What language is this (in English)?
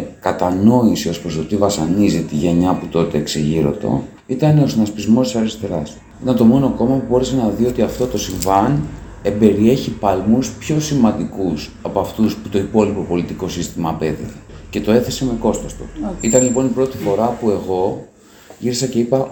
Greek